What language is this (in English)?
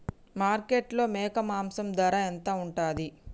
Telugu